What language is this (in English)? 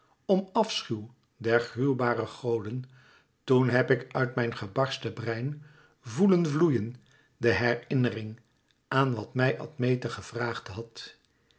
Dutch